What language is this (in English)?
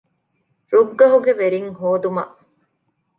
Divehi